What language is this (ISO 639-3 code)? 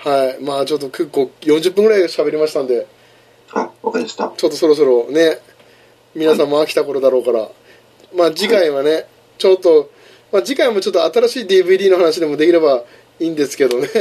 jpn